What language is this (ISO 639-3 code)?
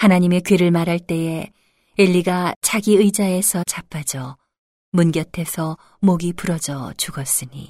kor